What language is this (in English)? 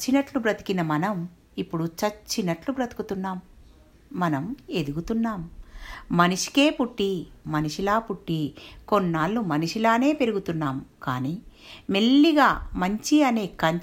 Telugu